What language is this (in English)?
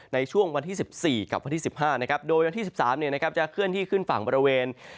Thai